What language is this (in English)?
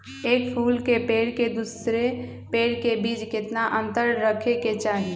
Magahi